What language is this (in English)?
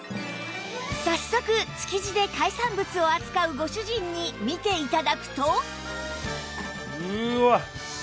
Japanese